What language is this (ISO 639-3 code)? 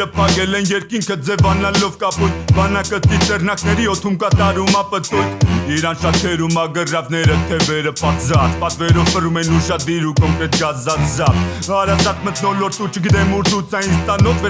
nld